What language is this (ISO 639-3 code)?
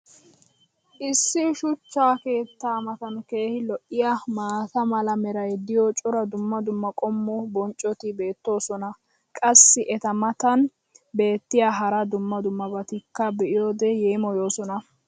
wal